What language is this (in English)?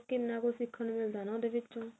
Punjabi